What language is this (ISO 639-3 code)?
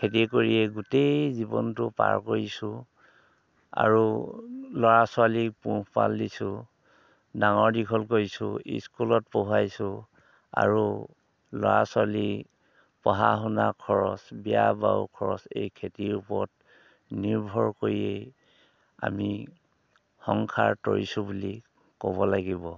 asm